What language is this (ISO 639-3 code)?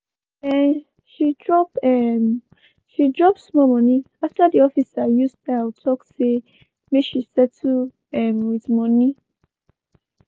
pcm